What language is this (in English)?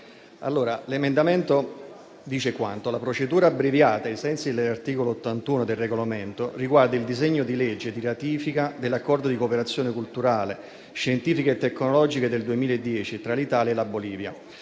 Italian